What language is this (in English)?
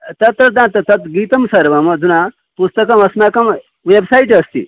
Sanskrit